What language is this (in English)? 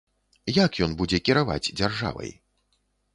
Belarusian